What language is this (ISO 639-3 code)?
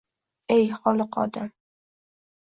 uzb